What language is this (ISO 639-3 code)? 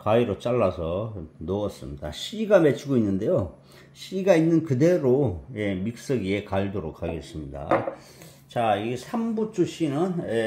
kor